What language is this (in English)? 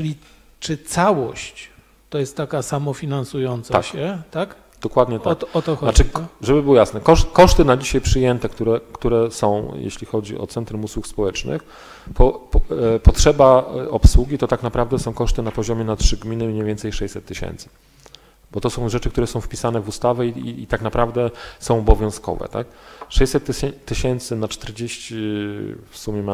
Polish